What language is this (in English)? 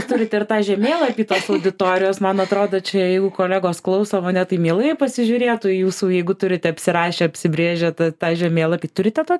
Lithuanian